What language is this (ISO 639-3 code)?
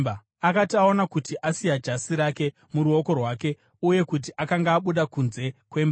sna